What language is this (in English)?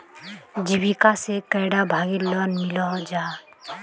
Magahi